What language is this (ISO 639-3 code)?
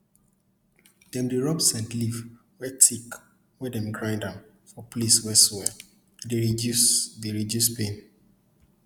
pcm